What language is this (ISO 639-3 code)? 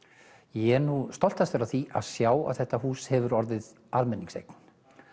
isl